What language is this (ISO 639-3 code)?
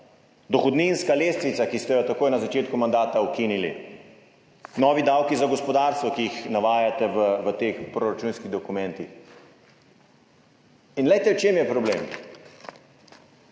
slv